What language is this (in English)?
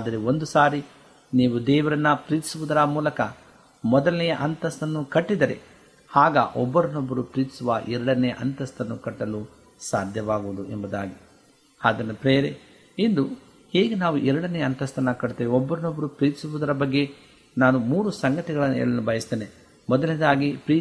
Kannada